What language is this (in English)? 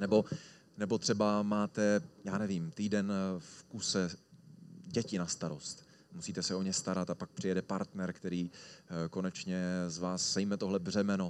Czech